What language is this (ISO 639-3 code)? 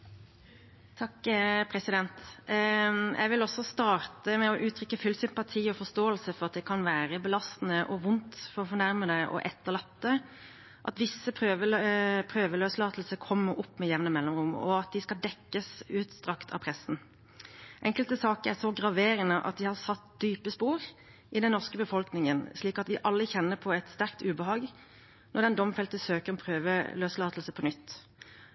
nob